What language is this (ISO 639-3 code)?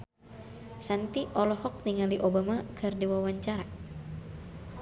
sun